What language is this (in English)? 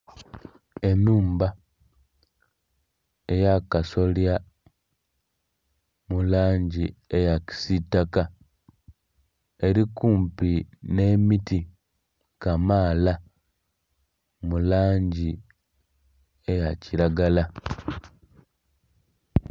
Soga